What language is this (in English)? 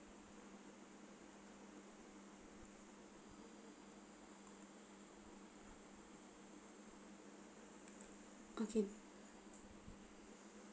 English